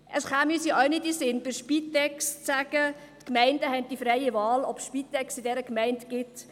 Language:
Swiss German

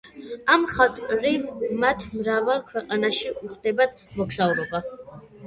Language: Georgian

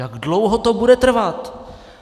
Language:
Czech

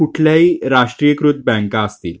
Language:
Marathi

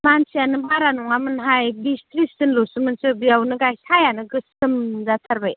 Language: Bodo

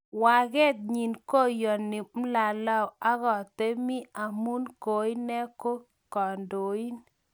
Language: Kalenjin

